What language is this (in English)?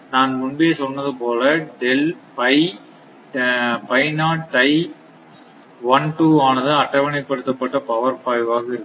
Tamil